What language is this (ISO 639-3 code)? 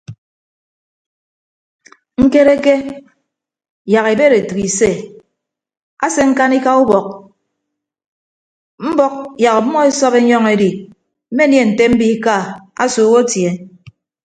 ibb